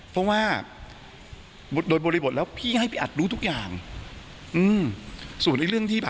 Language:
Thai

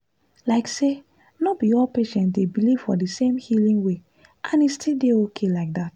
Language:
Nigerian Pidgin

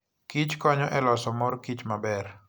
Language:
Luo (Kenya and Tanzania)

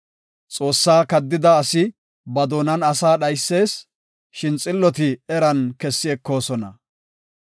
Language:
Gofa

